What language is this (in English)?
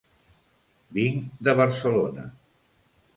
Catalan